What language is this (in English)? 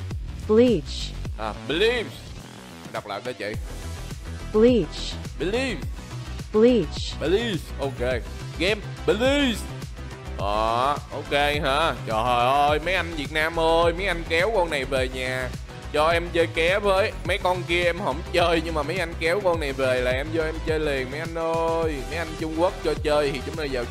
Vietnamese